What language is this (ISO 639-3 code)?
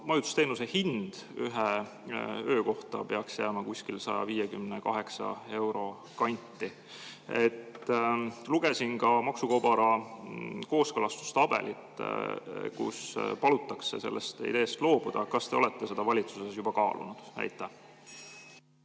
est